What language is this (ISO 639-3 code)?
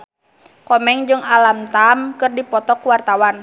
sun